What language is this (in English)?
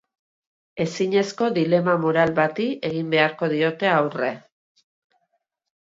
Basque